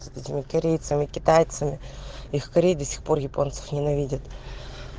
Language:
Russian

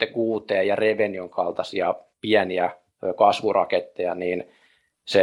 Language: Finnish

